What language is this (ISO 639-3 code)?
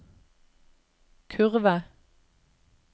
nor